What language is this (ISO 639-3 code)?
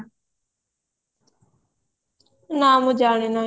ori